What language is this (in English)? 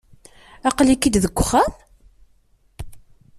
Kabyle